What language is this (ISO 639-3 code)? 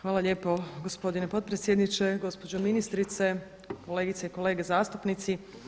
hrv